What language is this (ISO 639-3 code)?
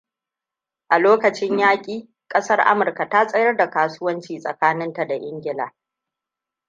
hau